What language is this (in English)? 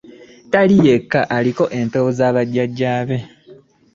Ganda